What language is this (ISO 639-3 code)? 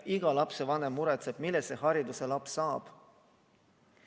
est